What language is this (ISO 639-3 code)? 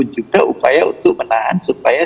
ind